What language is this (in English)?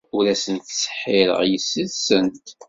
Kabyle